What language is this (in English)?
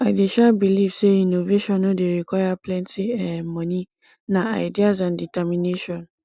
Nigerian Pidgin